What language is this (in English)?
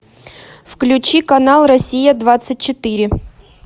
Russian